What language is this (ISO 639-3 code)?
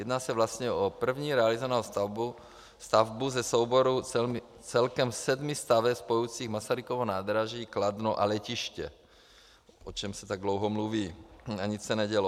ces